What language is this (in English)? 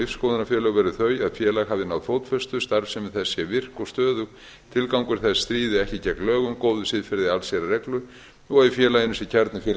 Icelandic